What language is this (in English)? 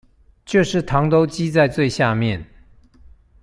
Chinese